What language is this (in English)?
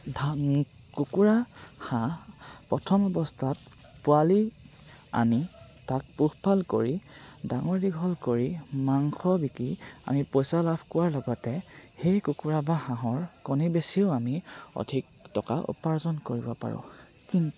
Assamese